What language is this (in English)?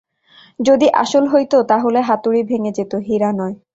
Bangla